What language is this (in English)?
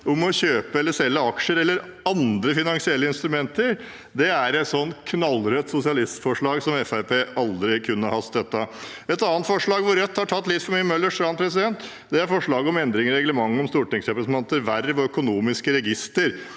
Norwegian